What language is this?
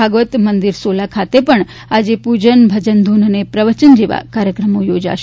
Gujarati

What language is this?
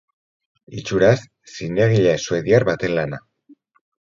Basque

